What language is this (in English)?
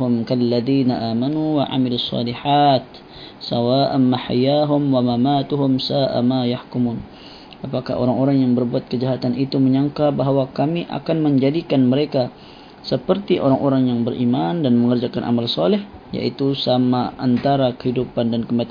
Malay